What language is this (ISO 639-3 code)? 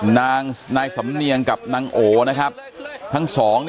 tha